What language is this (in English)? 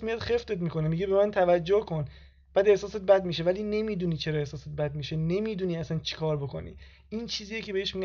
Persian